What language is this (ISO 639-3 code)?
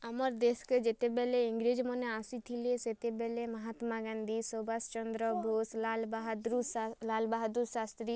ori